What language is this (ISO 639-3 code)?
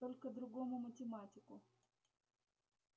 rus